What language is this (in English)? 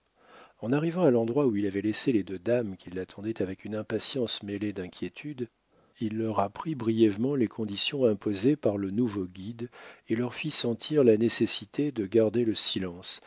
French